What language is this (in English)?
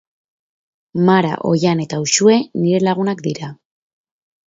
Basque